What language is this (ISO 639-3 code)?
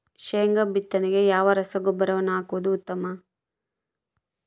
kan